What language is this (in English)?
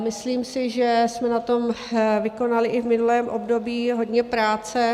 Czech